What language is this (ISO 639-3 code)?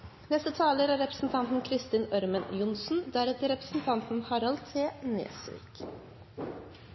nor